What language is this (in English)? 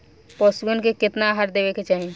Bhojpuri